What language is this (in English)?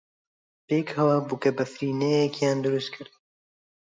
Central Kurdish